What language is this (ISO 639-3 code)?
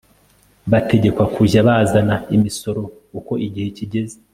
kin